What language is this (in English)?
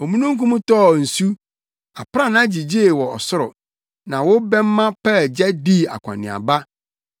Akan